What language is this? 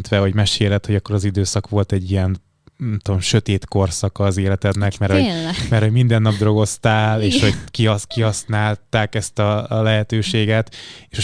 Hungarian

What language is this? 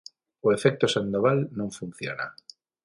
Galician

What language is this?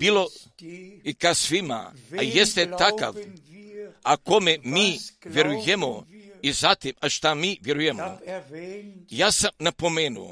Croatian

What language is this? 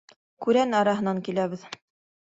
Bashkir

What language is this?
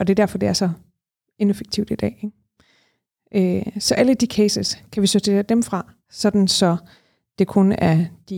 Danish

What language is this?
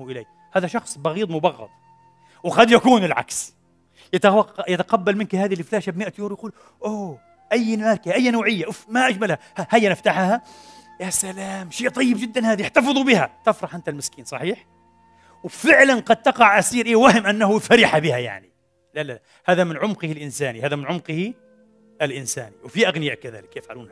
Arabic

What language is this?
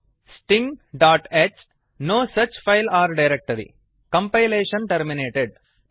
Kannada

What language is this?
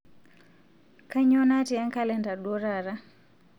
Masai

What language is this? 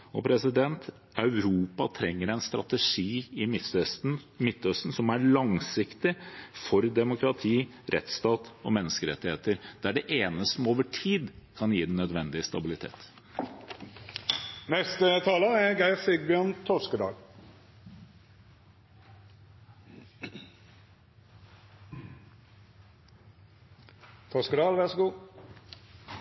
Norwegian Bokmål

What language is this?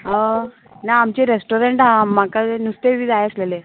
Konkani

